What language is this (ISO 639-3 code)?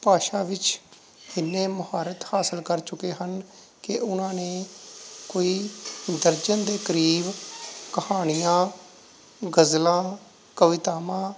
pan